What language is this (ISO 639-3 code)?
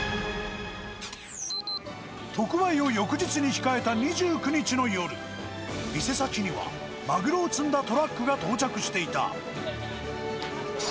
jpn